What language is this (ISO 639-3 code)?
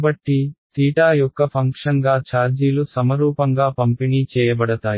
tel